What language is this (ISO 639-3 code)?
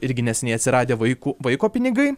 lit